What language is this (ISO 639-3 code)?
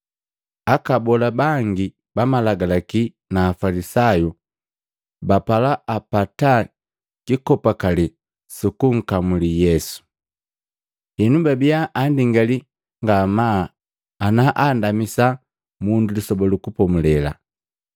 mgv